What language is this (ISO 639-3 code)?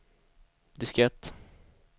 swe